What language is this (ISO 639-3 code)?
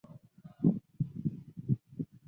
zho